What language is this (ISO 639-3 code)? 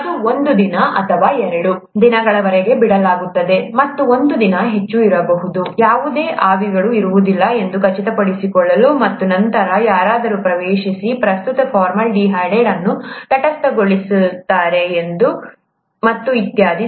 kan